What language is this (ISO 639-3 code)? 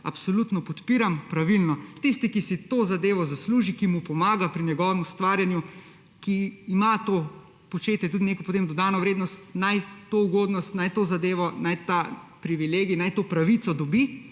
slv